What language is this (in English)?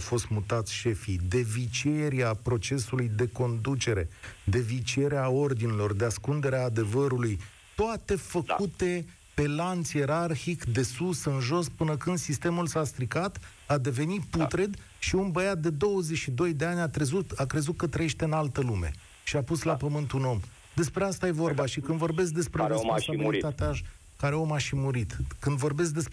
Romanian